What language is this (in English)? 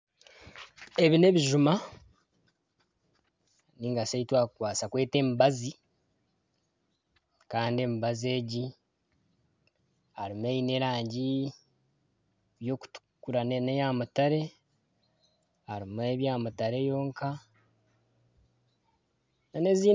Nyankole